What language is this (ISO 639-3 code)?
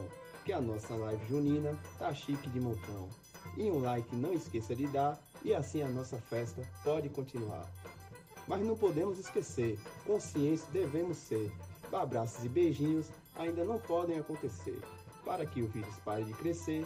por